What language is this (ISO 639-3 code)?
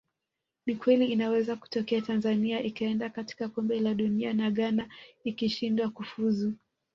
swa